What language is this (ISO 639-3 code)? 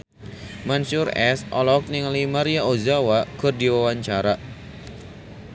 sun